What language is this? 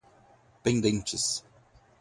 Portuguese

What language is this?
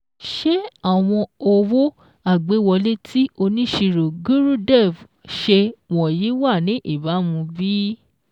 Yoruba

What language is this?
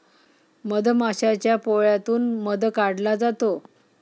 Marathi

